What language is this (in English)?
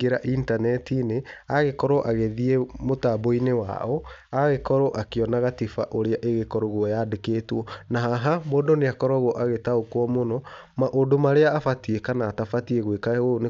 Kikuyu